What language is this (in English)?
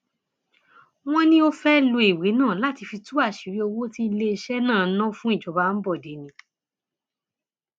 Yoruba